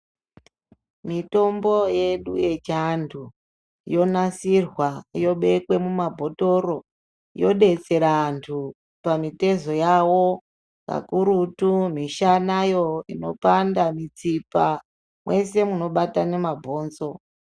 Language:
Ndau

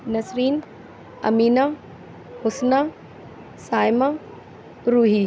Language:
Urdu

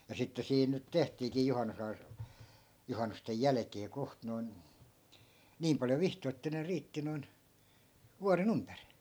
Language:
Finnish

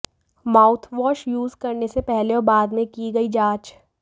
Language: Hindi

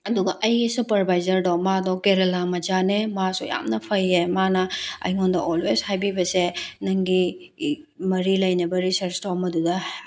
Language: Manipuri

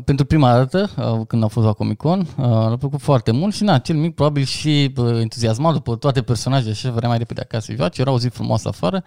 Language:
Romanian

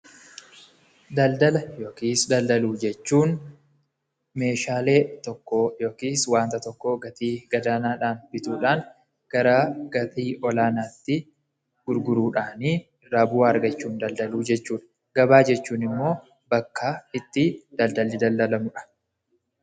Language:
Oromo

